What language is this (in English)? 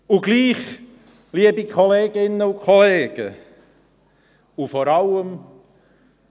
Swiss German